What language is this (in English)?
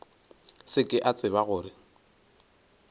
Northern Sotho